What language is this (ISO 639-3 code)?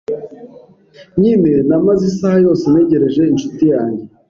kin